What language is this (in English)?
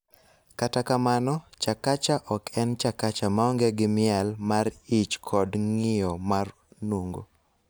Luo (Kenya and Tanzania)